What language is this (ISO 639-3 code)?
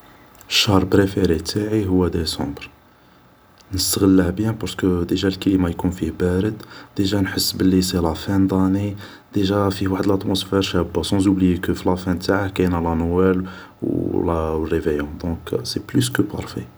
arq